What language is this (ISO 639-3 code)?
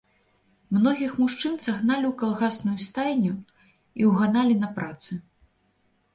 bel